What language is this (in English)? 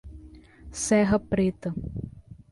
Portuguese